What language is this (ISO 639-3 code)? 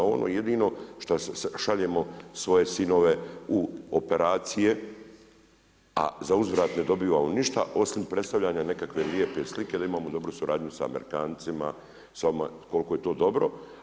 hrv